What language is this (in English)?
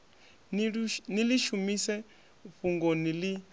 Venda